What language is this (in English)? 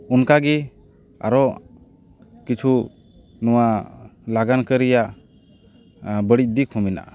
Santali